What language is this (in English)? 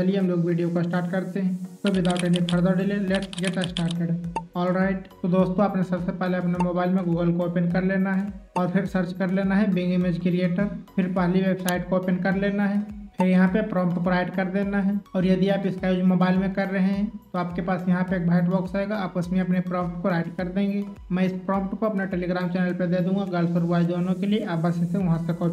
Hindi